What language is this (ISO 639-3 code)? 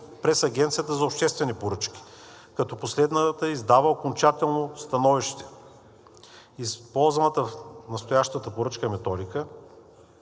bul